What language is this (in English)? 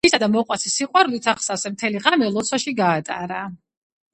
Georgian